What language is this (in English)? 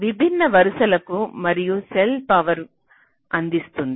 Telugu